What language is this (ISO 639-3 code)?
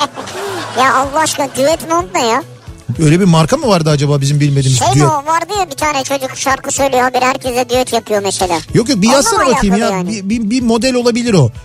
tur